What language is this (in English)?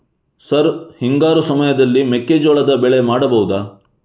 Kannada